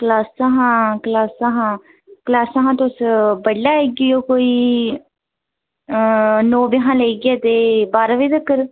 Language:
Dogri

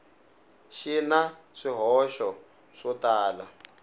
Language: Tsonga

